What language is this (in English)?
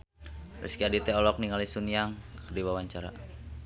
Sundanese